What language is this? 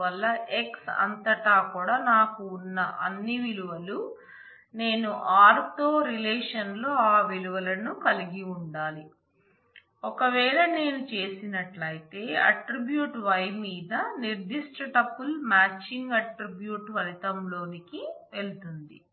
Telugu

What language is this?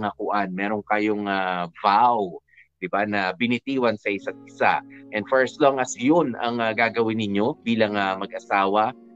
Filipino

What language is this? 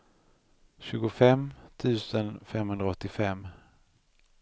Swedish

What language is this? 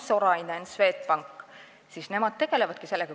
Estonian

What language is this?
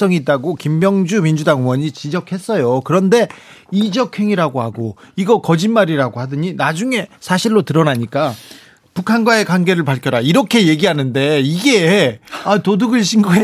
Korean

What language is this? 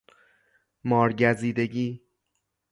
Persian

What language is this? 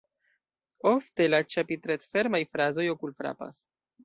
Esperanto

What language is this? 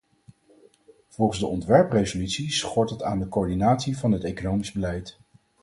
Dutch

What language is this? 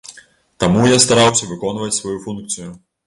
Belarusian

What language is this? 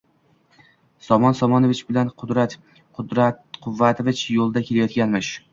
Uzbek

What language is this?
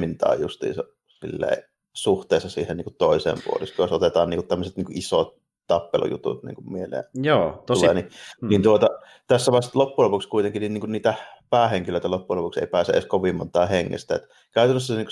Finnish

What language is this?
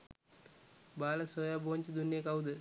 Sinhala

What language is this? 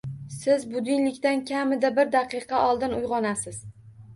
Uzbek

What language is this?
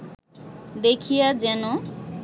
Bangla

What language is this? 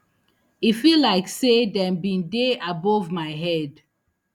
Nigerian Pidgin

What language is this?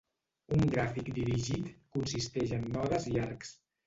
Catalan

